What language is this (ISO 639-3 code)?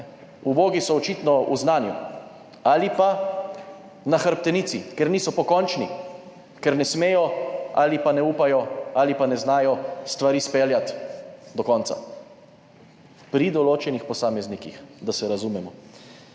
slv